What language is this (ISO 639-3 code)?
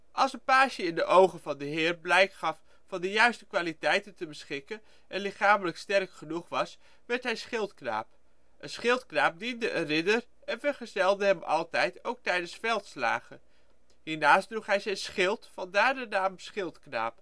nld